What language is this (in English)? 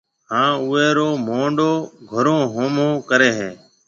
Marwari (Pakistan)